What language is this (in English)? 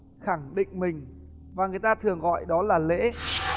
Vietnamese